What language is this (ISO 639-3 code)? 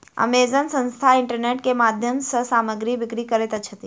mai